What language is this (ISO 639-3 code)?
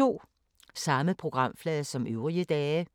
dan